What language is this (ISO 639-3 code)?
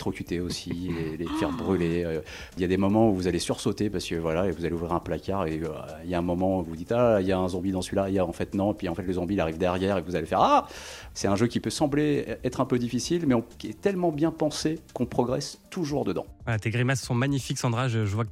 fra